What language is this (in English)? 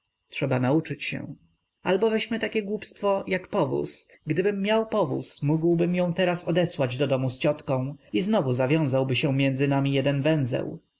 Polish